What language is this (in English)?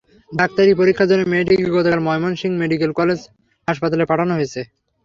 Bangla